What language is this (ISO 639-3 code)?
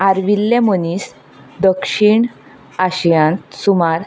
kok